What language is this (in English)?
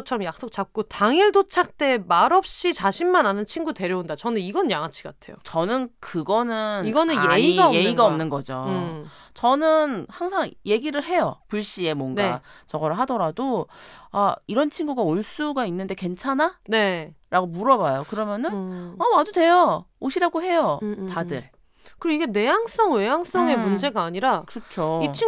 Korean